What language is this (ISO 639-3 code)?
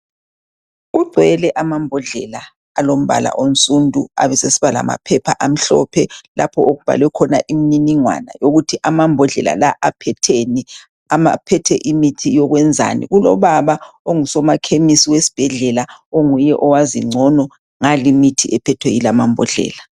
nde